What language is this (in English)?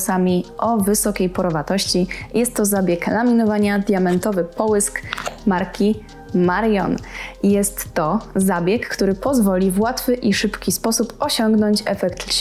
Polish